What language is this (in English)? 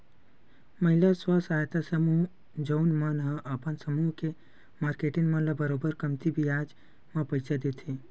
Chhattisgarhi